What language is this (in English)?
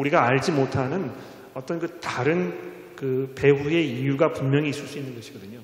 Korean